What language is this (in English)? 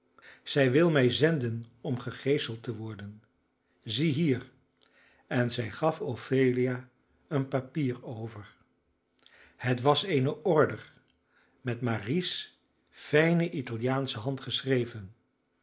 Dutch